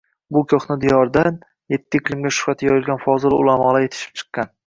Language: Uzbek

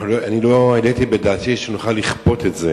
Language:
Hebrew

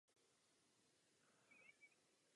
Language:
Czech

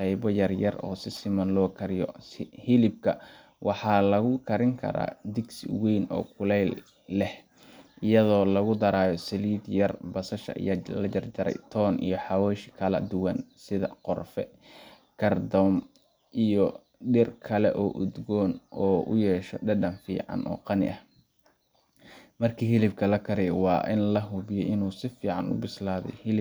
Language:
Somali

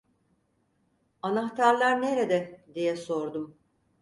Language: Turkish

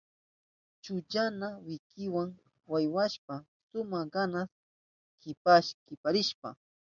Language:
Southern Pastaza Quechua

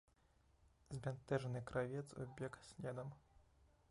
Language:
Belarusian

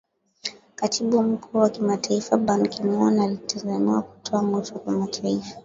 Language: Swahili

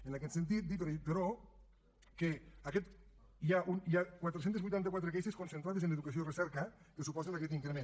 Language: Catalan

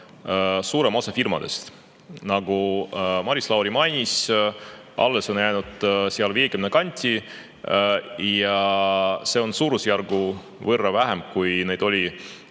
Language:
Estonian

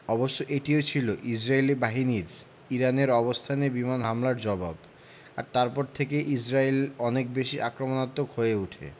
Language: Bangla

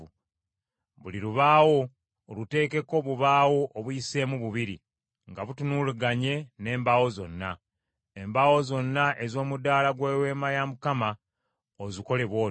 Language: Ganda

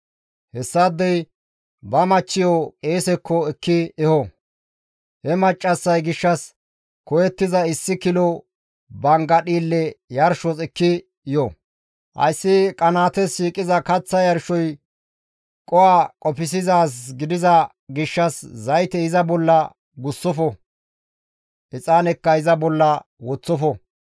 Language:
Gamo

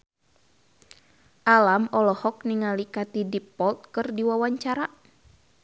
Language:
Sundanese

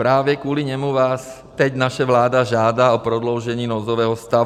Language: Czech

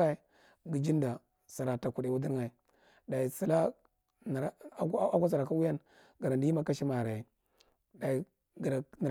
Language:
Marghi Central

